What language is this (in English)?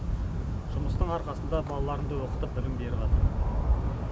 Kazakh